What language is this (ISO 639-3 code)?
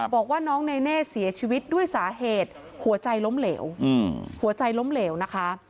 tha